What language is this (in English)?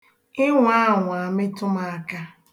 Igbo